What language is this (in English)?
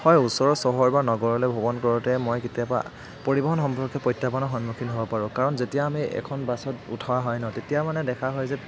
Assamese